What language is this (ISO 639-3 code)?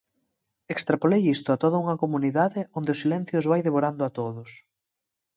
glg